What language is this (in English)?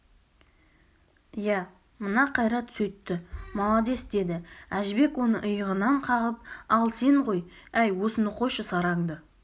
Kazakh